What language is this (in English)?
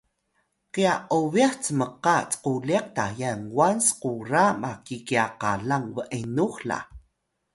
Atayal